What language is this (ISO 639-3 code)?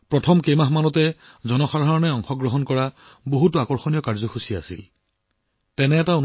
asm